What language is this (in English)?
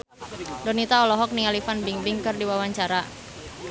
Sundanese